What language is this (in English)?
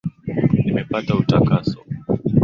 Swahili